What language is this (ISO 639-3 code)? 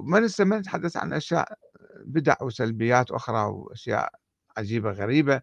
ara